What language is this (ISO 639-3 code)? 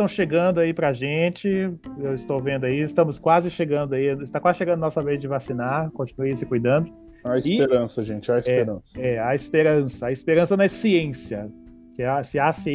por